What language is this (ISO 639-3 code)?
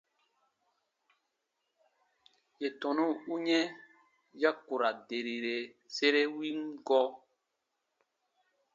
bba